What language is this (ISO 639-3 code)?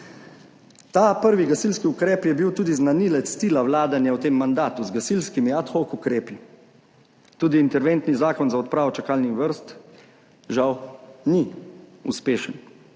slv